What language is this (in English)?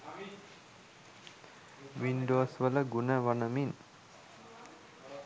Sinhala